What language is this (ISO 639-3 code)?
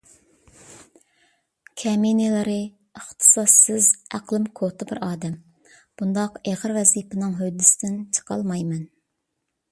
uig